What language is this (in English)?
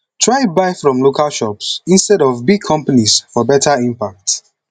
Nigerian Pidgin